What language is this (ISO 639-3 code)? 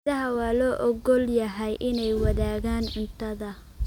som